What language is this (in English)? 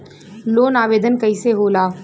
Bhojpuri